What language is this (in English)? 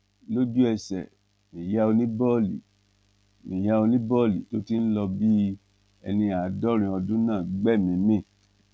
Yoruba